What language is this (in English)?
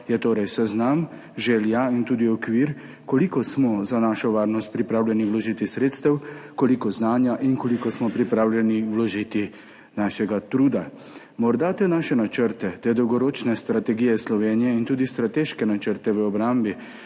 Slovenian